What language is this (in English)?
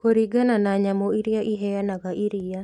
Kikuyu